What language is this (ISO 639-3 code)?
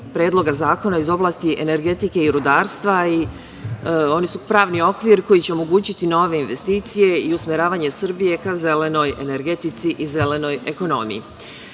srp